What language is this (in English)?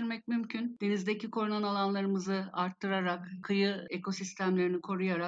Turkish